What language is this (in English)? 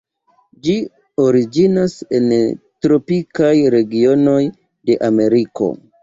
Esperanto